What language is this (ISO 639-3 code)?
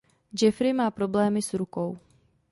ces